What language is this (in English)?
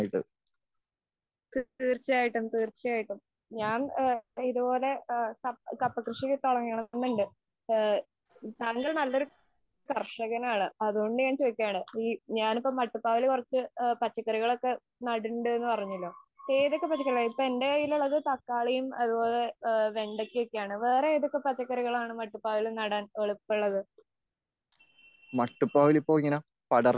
Malayalam